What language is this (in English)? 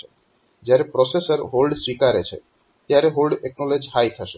Gujarati